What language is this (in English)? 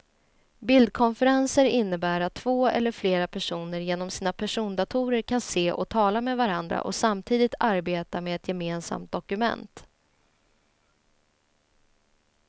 Swedish